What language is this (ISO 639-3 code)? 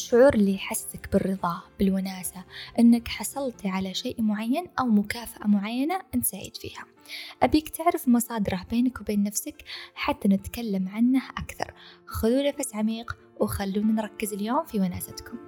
ara